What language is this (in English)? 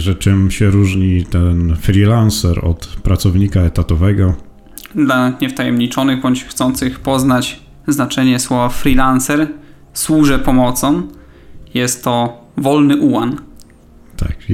Polish